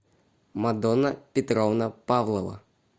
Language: Russian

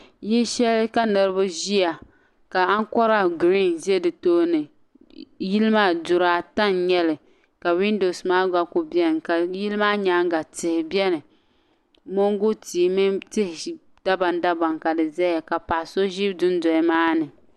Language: Dagbani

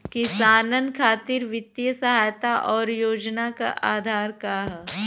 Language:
Bhojpuri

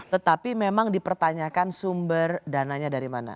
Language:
Indonesian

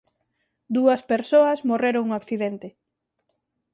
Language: Galician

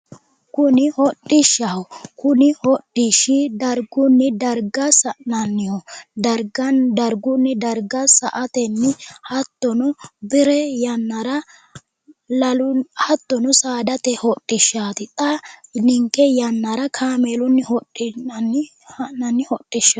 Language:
Sidamo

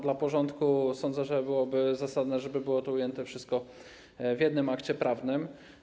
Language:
Polish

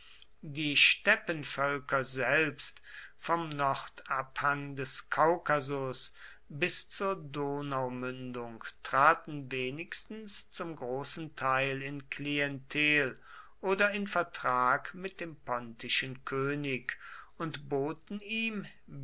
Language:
German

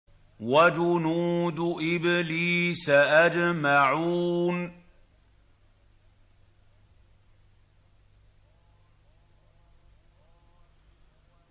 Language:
Arabic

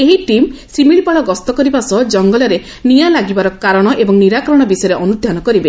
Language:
Odia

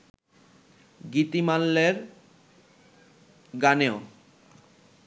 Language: Bangla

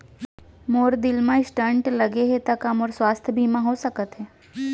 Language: Chhattisgarhi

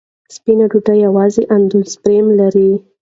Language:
Pashto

